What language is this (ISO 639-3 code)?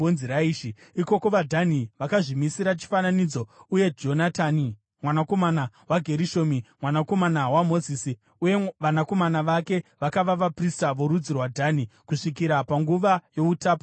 sna